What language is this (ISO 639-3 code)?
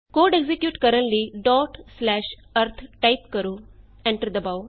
pan